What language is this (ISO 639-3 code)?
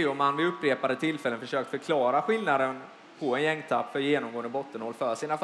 swe